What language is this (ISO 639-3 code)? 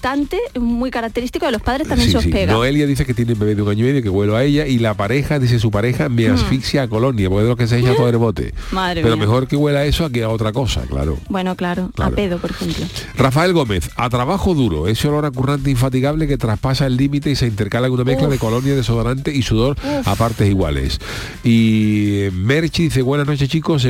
spa